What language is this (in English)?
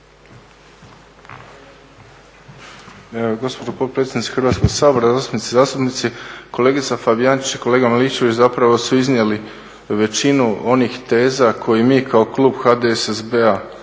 Croatian